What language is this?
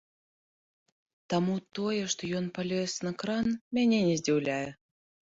Belarusian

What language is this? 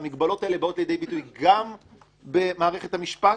Hebrew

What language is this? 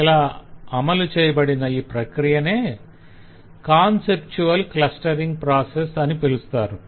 Telugu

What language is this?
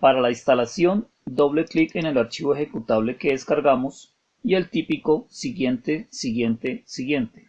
Spanish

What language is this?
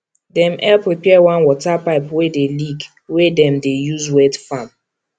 Nigerian Pidgin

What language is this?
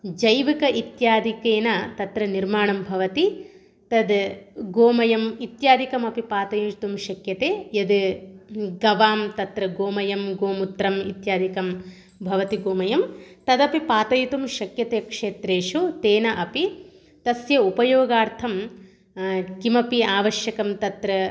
Sanskrit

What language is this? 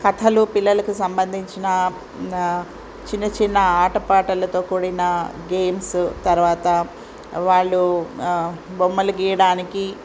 Telugu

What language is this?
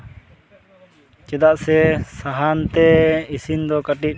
Santali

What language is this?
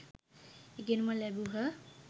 Sinhala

